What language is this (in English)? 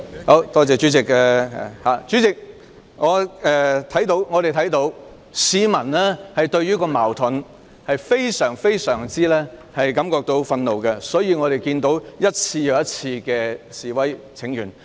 Cantonese